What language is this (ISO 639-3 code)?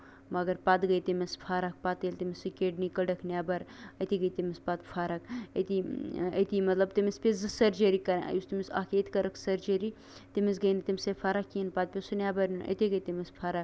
kas